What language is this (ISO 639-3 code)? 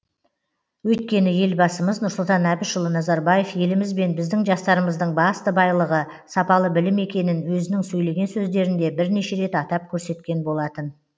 kaz